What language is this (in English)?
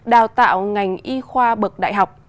Vietnamese